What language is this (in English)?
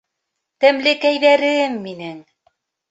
Bashkir